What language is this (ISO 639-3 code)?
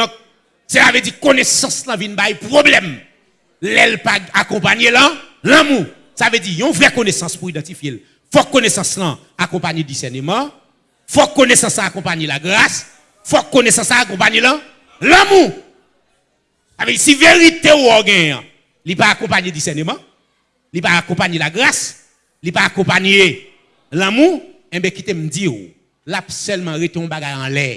fra